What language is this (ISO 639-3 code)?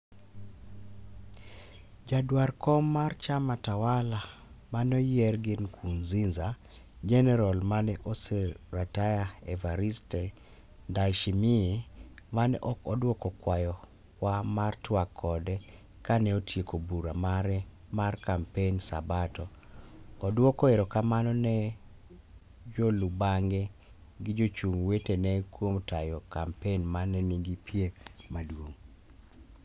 luo